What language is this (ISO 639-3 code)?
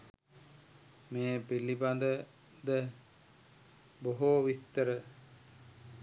sin